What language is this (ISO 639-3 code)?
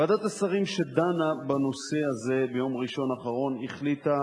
heb